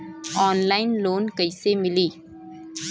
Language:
Bhojpuri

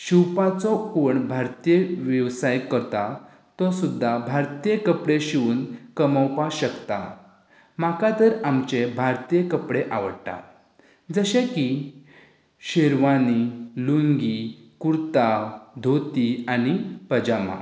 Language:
Konkani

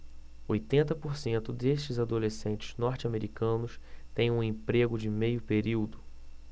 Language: Portuguese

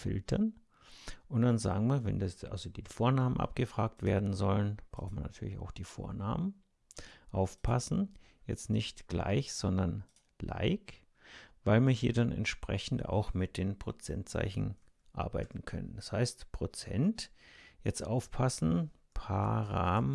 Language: German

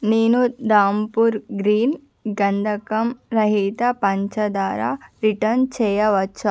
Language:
Telugu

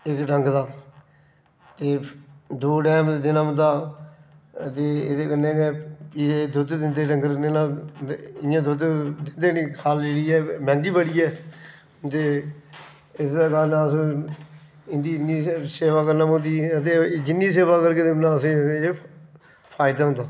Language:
Dogri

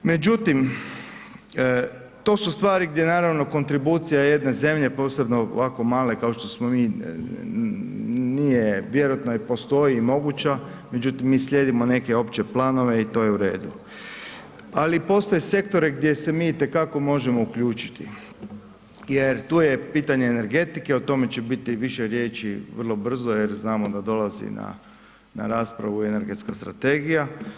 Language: Croatian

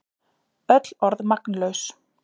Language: Icelandic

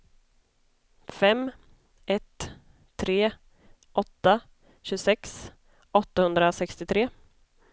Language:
Swedish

